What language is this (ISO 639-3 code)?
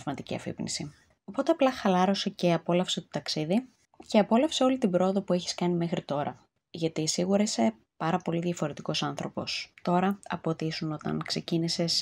ell